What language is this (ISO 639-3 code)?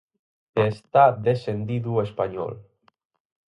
glg